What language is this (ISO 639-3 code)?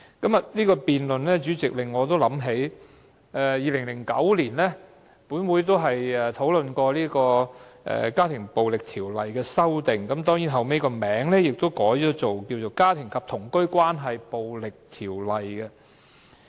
yue